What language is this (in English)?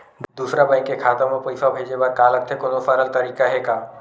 Chhattisgarhi